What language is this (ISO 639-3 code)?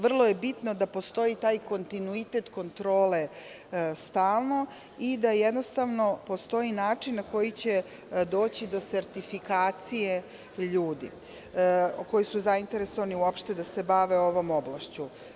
srp